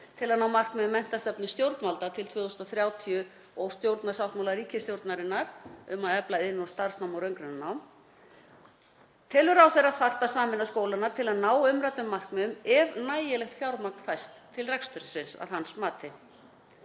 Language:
Icelandic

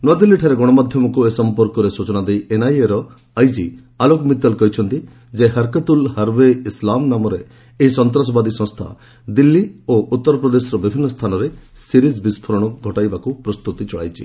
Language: Odia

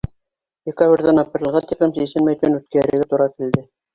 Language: Bashkir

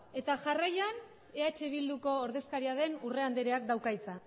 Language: Basque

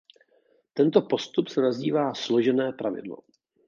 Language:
Czech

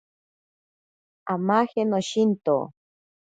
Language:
Ashéninka Perené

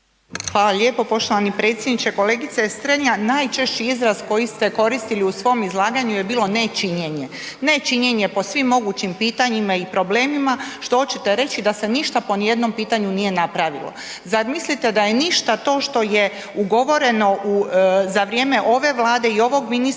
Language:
Croatian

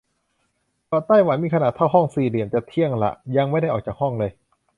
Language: Thai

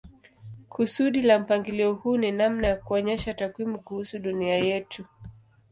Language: Swahili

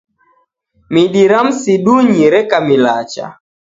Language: Taita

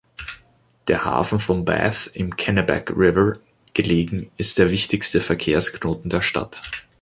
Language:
German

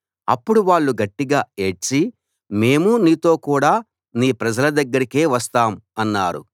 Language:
Telugu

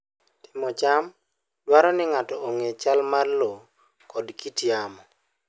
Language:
Luo (Kenya and Tanzania)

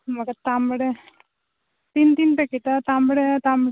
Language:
Konkani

